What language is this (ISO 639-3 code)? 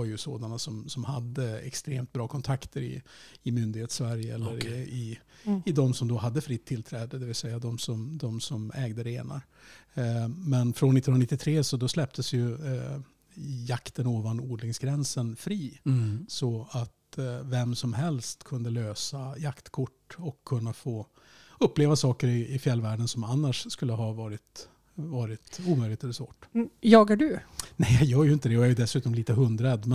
swe